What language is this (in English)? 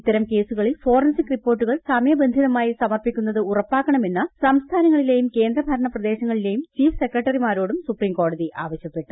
Malayalam